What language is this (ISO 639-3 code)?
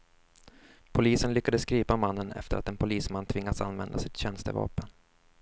swe